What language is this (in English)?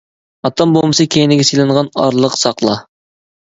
Uyghur